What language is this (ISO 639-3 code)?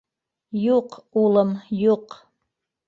bak